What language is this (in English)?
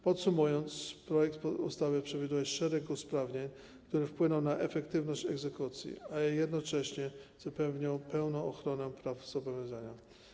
Polish